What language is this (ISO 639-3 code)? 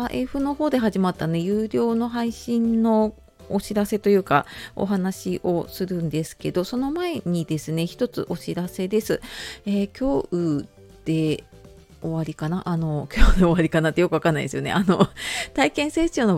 jpn